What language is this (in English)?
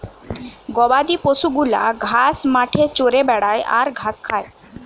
Bangla